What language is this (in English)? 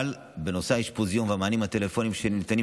Hebrew